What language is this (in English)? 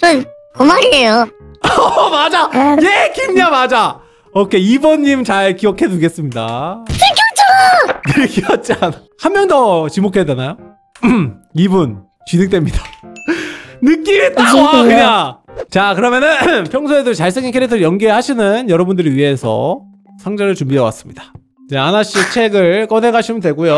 Korean